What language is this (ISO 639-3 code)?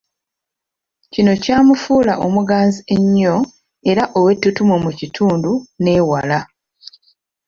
lug